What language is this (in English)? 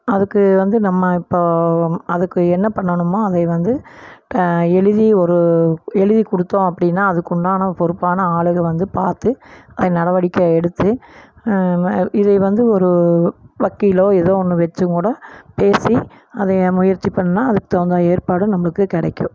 Tamil